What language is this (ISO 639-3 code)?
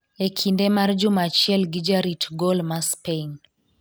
luo